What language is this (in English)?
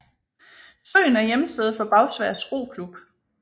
Danish